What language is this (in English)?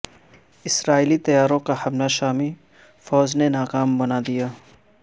Urdu